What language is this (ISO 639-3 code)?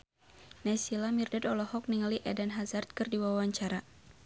sun